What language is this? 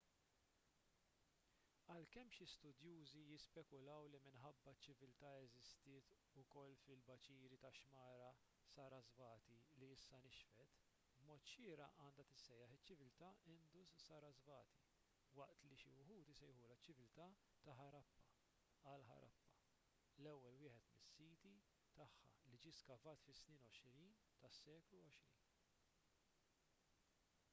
Maltese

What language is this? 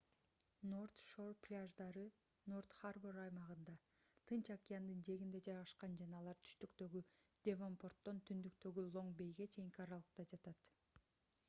Kyrgyz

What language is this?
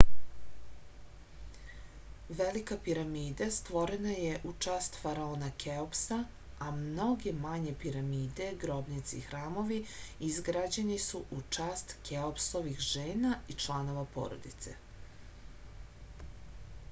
Serbian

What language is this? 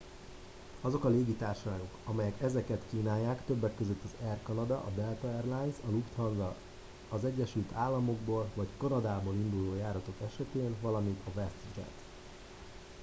Hungarian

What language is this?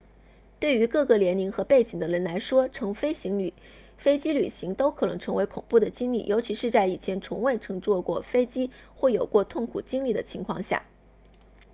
Chinese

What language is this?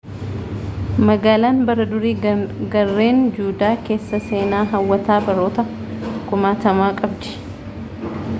Oromo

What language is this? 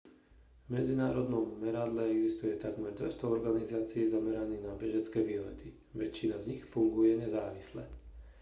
Slovak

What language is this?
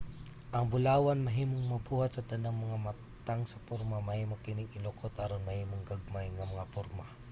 Cebuano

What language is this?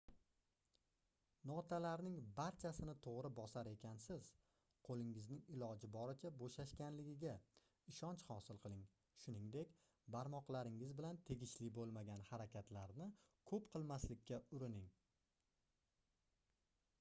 Uzbek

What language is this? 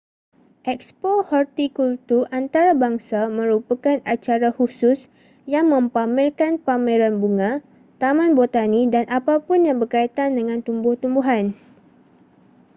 Malay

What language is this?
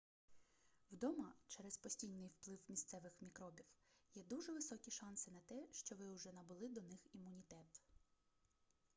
Ukrainian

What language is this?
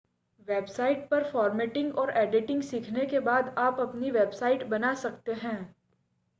Hindi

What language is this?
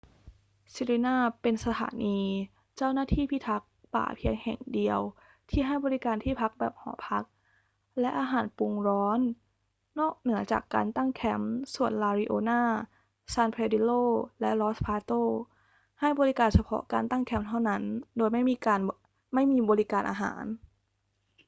Thai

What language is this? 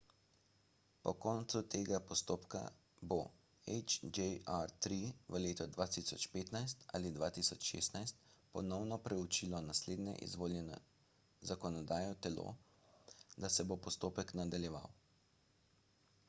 Slovenian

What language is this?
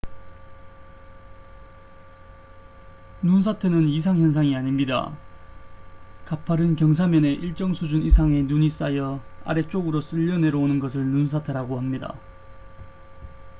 Korean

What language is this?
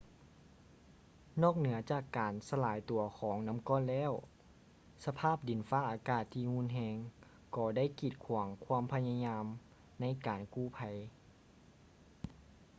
Lao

